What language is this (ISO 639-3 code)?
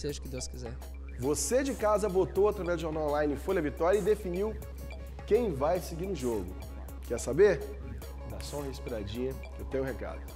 por